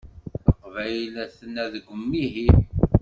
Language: Kabyle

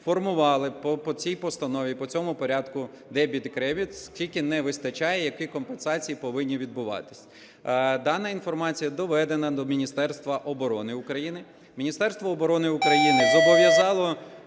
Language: Ukrainian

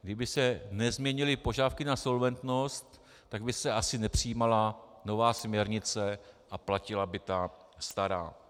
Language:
Czech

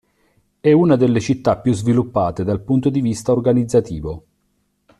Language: Italian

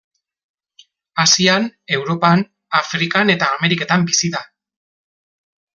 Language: Basque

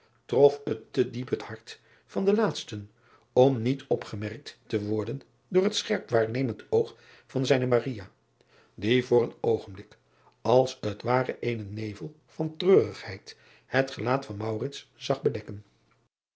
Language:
Dutch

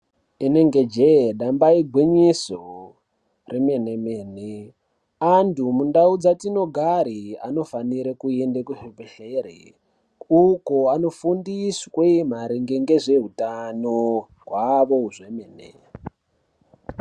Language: Ndau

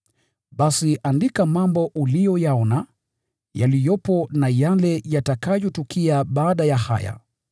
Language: Swahili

